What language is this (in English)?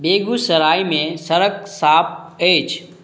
Maithili